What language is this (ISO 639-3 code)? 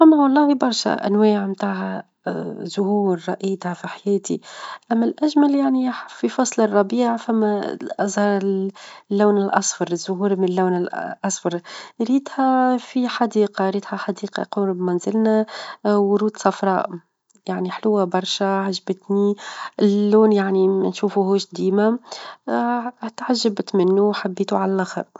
aeb